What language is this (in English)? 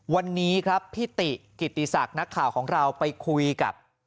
Thai